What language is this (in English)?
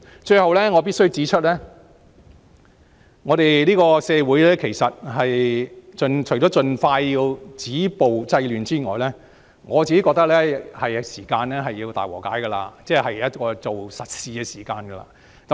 Cantonese